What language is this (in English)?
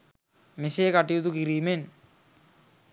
Sinhala